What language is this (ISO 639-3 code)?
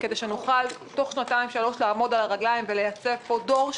heb